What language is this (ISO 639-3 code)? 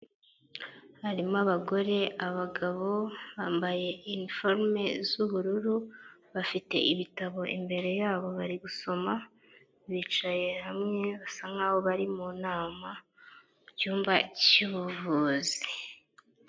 kin